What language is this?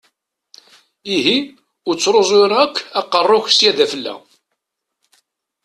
Kabyle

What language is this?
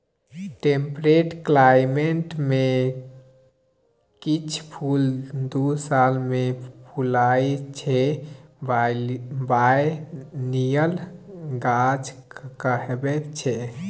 Maithili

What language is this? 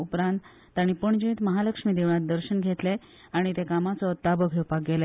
Konkani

